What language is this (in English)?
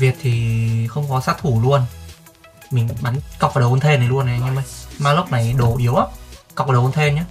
Vietnamese